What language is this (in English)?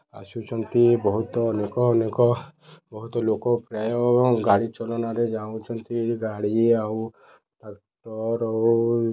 Odia